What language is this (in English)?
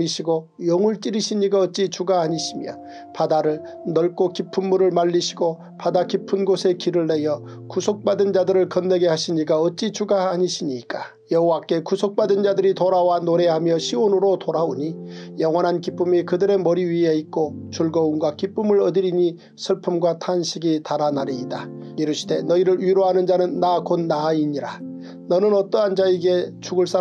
Korean